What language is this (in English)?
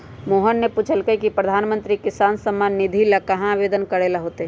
Magahi